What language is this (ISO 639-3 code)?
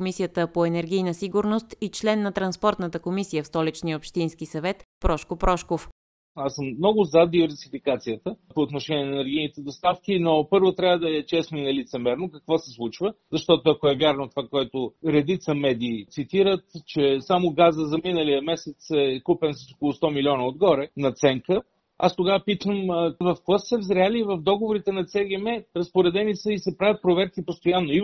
bul